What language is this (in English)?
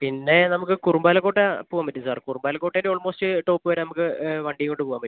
Malayalam